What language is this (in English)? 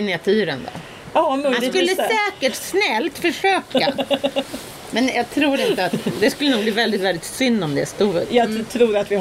Swedish